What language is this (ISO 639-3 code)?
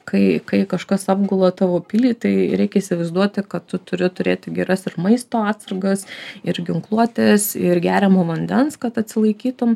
lit